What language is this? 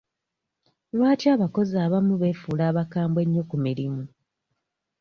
Ganda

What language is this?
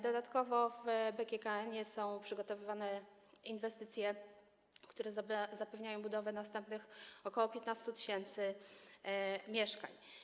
Polish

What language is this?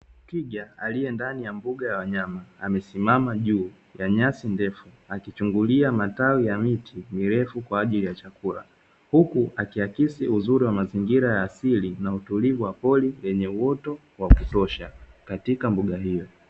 Swahili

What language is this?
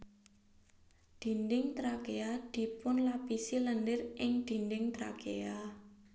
Javanese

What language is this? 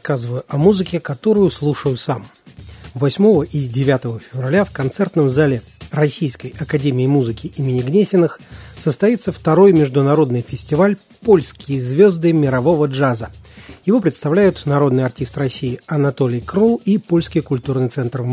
Russian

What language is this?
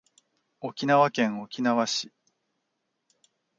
Japanese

